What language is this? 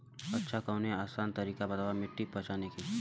Bhojpuri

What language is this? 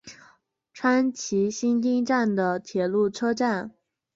Chinese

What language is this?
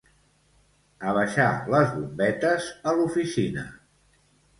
Catalan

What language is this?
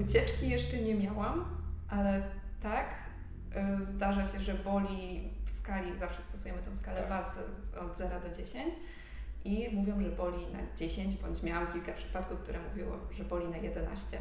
Polish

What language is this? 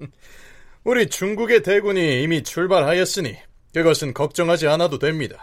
Korean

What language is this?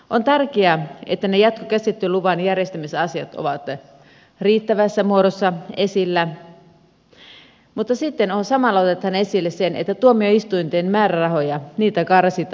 Finnish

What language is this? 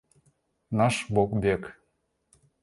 Russian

